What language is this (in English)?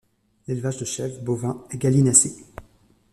French